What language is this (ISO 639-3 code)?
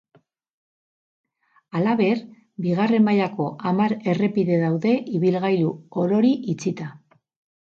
eus